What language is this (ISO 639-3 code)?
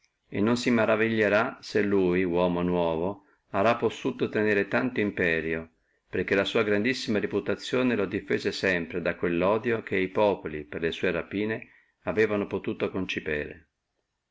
ita